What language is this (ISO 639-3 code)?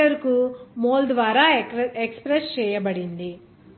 tel